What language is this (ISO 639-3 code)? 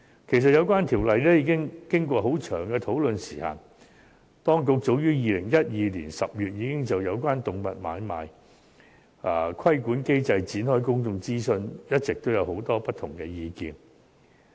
yue